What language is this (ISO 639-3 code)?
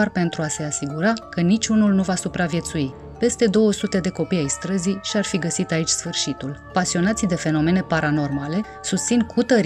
ron